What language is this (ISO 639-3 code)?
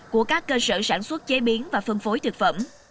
vie